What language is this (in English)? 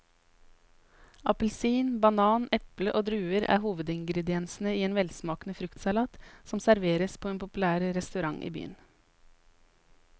Norwegian